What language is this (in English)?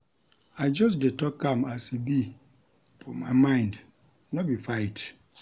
Nigerian Pidgin